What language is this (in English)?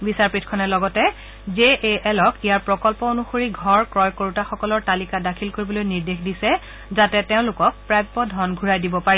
Assamese